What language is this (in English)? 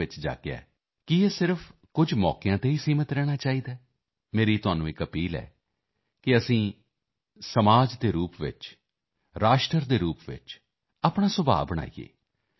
Punjabi